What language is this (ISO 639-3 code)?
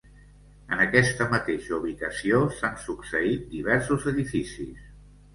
cat